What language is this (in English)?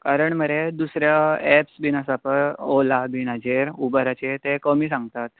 Konkani